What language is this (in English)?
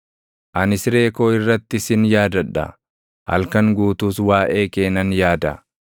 Oromo